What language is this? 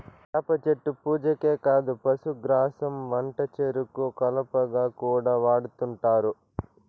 Telugu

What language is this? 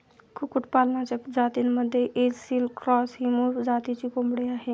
Marathi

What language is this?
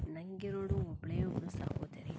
Kannada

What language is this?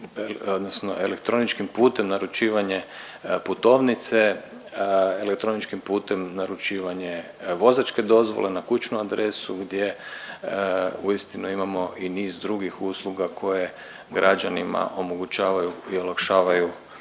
Croatian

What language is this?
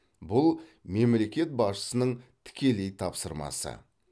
Kazakh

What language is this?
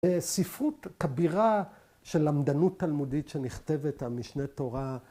Hebrew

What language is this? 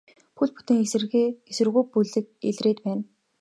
Mongolian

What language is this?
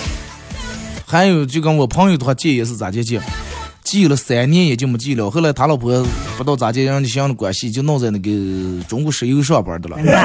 Chinese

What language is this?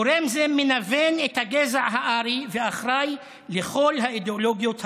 Hebrew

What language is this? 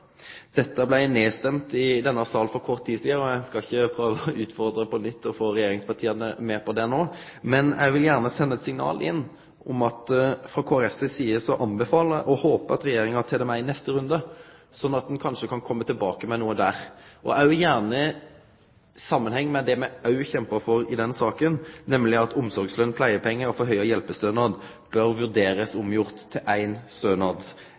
Norwegian Nynorsk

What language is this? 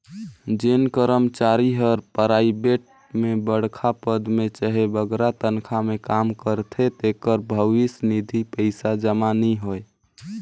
Chhattisgarhi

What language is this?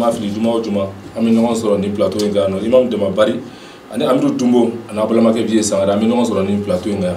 Arabic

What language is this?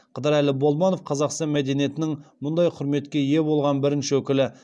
Kazakh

